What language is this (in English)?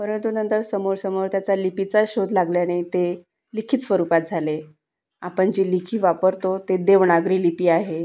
Marathi